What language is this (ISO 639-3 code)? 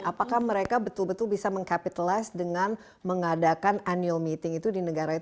ind